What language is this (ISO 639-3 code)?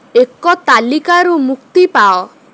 ori